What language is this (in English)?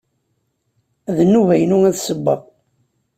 Kabyle